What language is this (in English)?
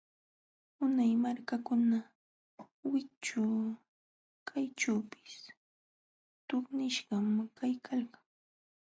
Jauja Wanca Quechua